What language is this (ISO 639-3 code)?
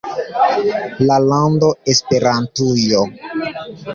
epo